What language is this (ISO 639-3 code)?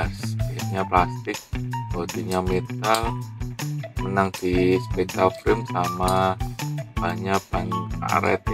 ind